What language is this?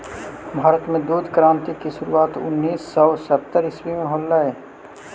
Magahi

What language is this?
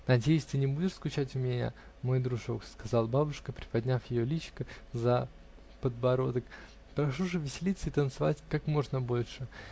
Russian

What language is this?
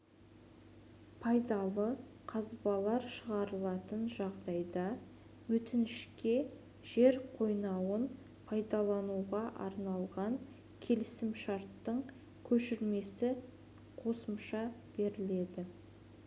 Kazakh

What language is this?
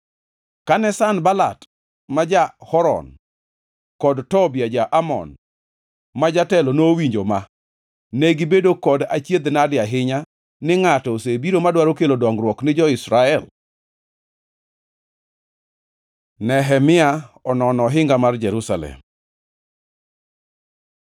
Luo (Kenya and Tanzania)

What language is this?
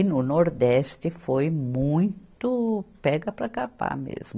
Portuguese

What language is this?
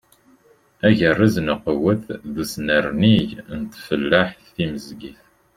Kabyle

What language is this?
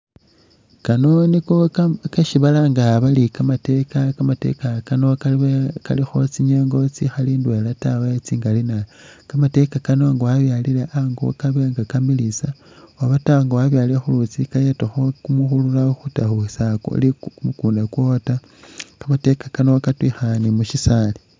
Masaaba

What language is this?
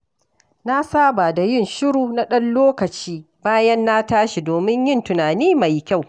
Hausa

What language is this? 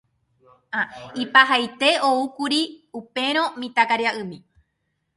Guarani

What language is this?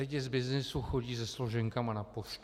Czech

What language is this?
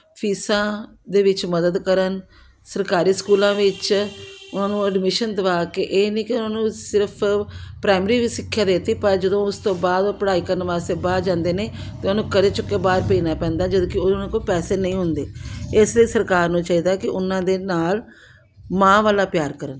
Punjabi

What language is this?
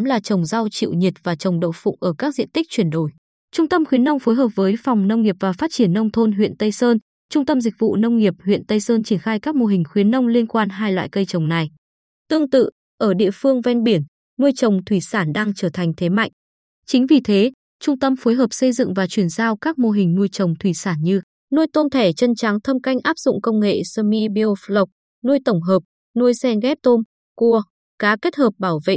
Vietnamese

